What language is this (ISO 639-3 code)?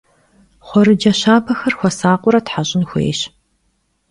kbd